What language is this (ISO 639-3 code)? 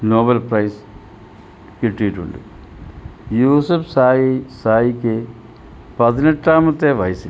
mal